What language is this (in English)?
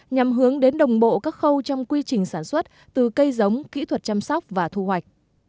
Vietnamese